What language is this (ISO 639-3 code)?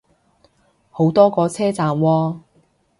yue